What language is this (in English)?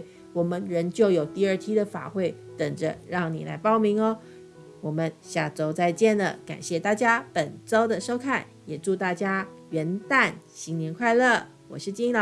Chinese